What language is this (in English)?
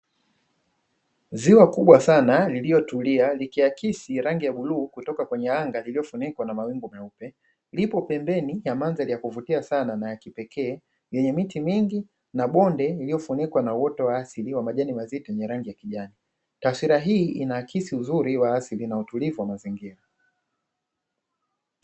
Swahili